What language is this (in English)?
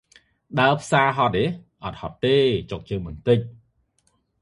Khmer